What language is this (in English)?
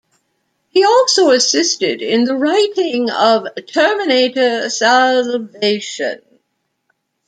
English